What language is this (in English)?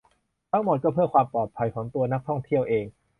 Thai